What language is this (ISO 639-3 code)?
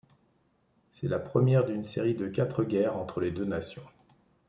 fra